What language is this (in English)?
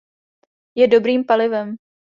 Czech